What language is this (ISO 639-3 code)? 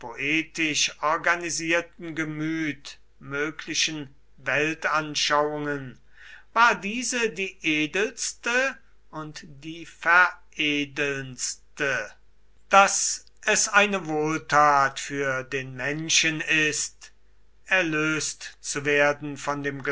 deu